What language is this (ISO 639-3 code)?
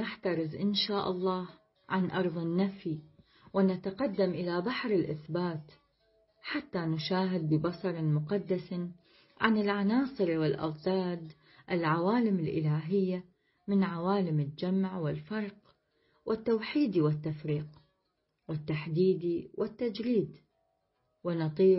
ara